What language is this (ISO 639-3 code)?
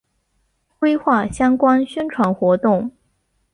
zho